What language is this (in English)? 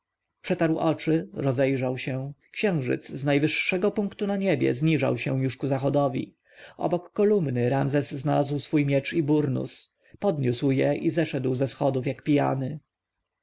Polish